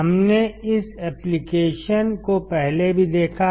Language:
Hindi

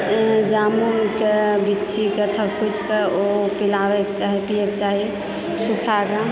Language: Maithili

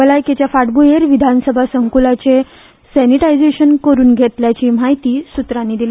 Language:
Konkani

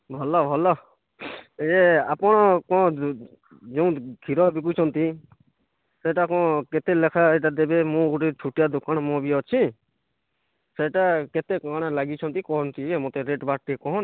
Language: Odia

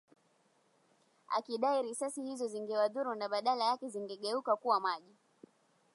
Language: Swahili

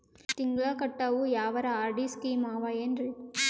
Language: Kannada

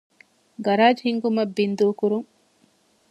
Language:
Divehi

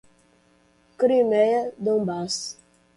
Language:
Portuguese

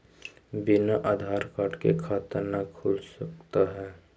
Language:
Magahi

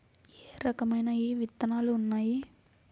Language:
Telugu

